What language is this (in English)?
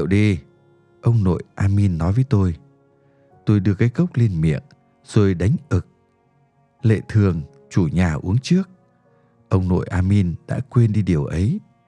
Vietnamese